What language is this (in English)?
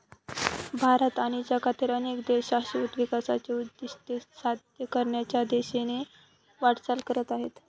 Marathi